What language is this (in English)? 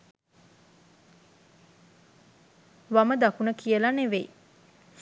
Sinhala